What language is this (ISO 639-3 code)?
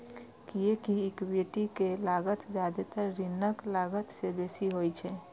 mai